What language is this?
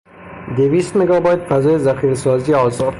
Persian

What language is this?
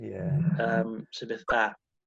Welsh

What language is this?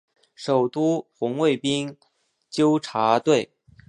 Chinese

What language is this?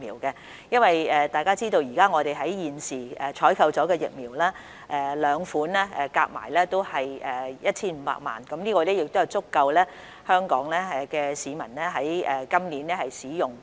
Cantonese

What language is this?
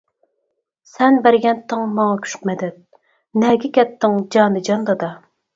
Uyghur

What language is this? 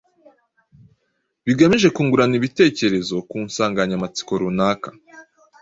Kinyarwanda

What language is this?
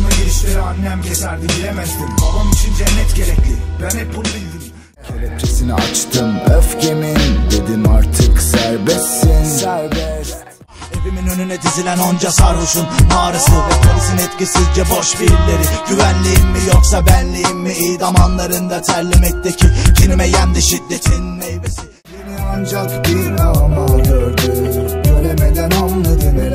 Turkish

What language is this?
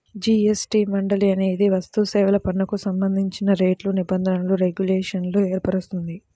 Telugu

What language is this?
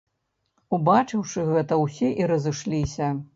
Belarusian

